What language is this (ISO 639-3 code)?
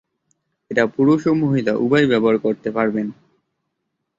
ben